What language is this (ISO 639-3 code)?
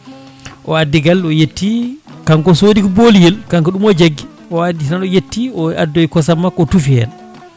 ful